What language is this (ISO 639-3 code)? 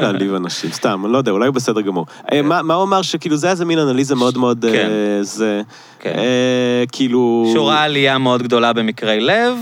heb